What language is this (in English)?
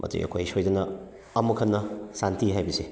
Manipuri